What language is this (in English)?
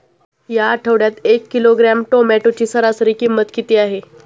Marathi